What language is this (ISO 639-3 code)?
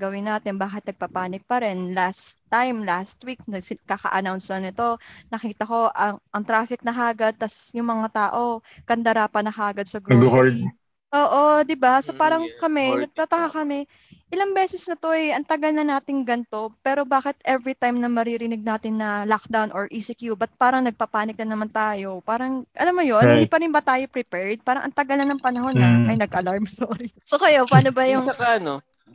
fil